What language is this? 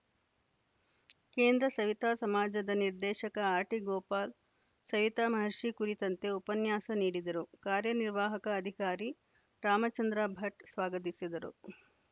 Kannada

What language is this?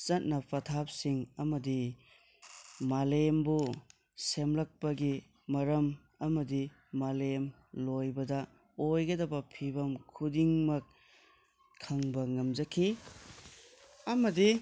Manipuri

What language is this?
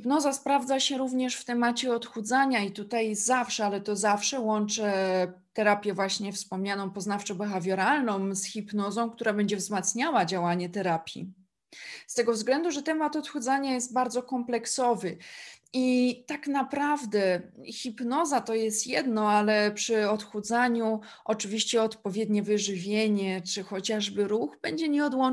Polish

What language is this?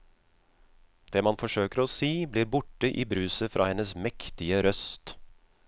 Norwegian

